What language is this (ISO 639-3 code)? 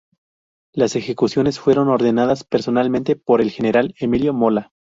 spa